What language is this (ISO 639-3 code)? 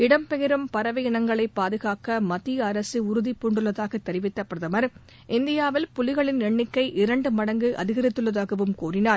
tam